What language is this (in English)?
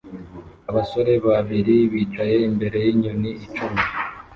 Kinyarwanda